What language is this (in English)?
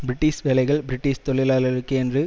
Tamil